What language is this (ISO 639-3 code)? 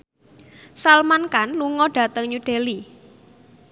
jav